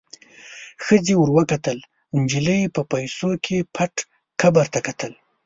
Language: Pashto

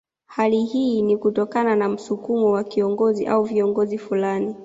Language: Swahili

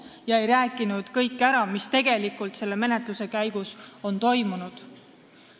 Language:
Estonian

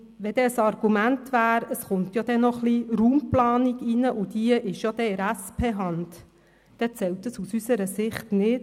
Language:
Swiss German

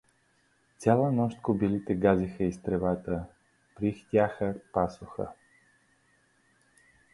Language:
Bulgarian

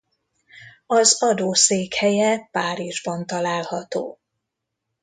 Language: Hungarian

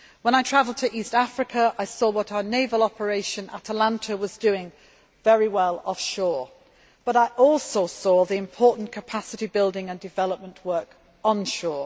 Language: English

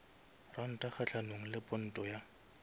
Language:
Northern Sotho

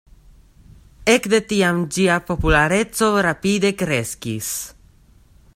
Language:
Esperanto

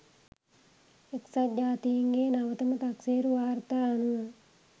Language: Sinhala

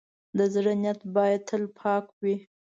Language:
Pashto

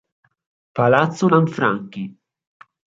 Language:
Italian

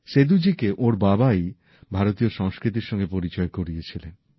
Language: Bangla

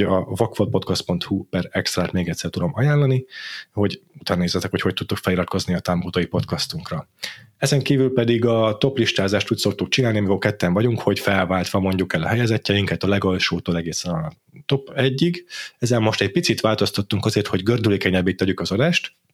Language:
Hungarian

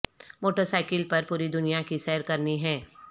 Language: Urdu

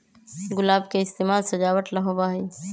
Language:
Magahi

